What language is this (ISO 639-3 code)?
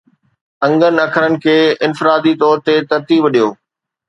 snd